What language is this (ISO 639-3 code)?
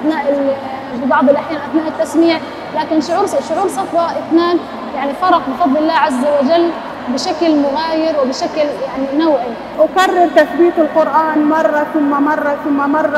ara